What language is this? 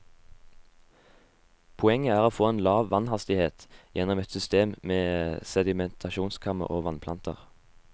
Norwegian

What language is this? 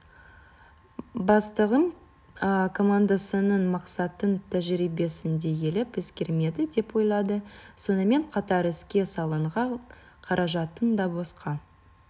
Kazakh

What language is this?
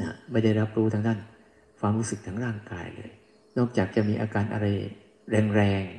Thai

